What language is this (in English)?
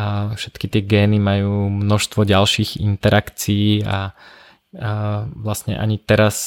Slovak